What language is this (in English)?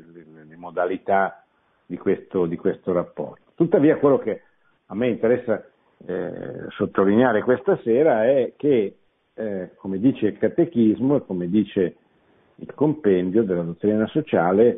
Italian